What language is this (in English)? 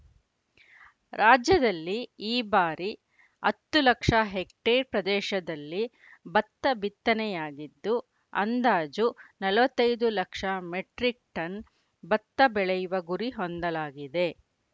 Kannada